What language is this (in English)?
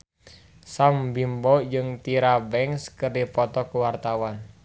Sundanese